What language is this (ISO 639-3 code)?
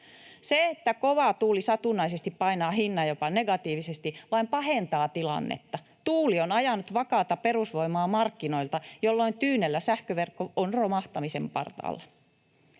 fin